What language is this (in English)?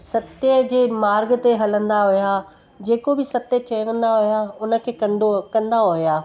Sindhi